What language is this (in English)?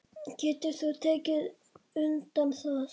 Icelandic